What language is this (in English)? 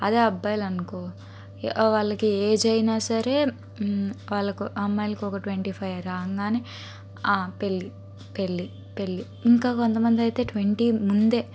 Telugu